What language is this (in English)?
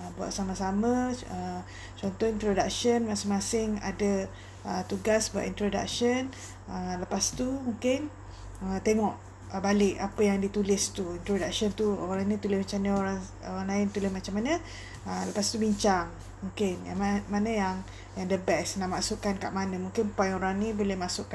Malay